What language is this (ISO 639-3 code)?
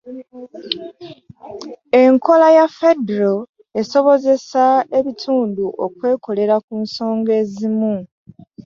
lug